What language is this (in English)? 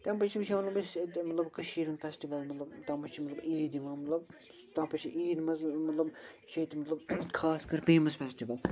Kashmiri